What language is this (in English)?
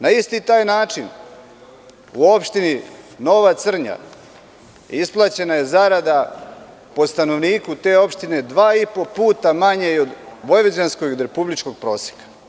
Serbian